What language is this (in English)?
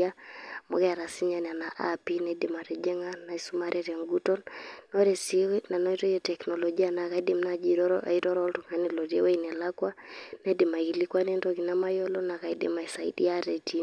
Masai